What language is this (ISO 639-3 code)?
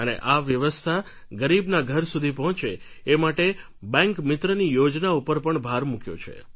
guj